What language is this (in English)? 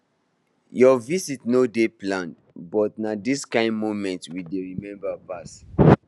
Nigerian Pidgin